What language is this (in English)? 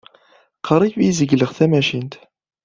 Kabyle